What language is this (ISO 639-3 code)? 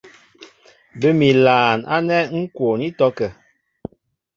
mbo